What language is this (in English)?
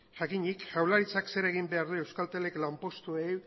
Basque